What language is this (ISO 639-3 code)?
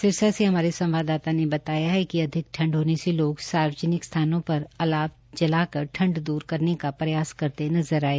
hin